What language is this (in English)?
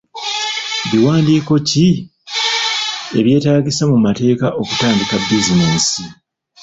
Ganda